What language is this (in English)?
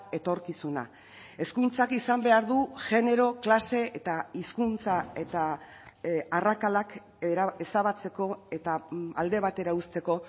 Basque